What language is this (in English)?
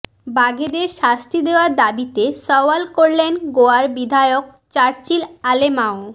Bangla